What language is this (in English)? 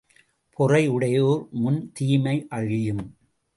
Tamil